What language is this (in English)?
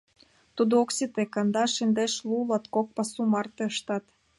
Mari